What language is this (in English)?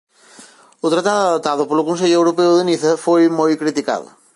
Galician